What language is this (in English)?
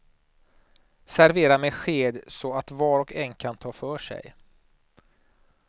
Swedish